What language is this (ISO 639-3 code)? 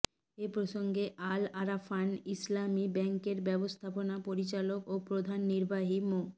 ben